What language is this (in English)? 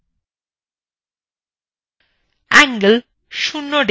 Bangla